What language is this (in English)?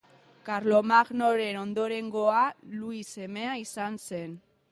Basque